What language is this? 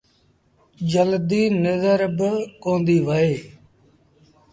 Sindhi Bhil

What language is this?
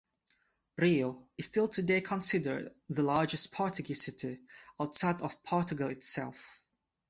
English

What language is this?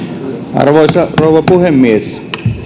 Finnish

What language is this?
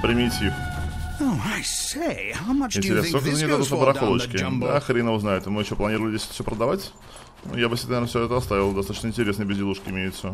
Russian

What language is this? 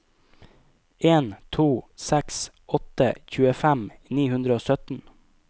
Norwegian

